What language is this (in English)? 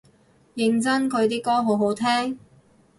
Cantonese